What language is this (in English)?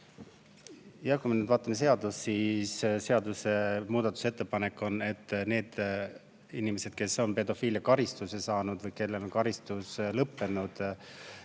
Estonian